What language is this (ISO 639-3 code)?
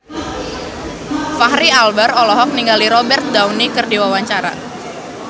sun